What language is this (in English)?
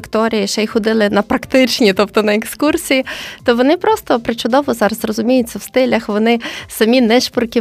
Ukrainian